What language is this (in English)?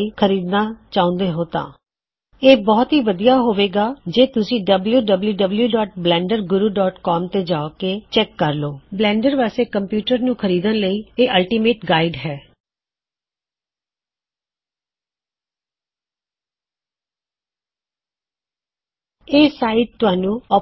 Punjabi